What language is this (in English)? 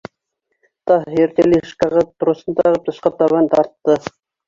Bashkir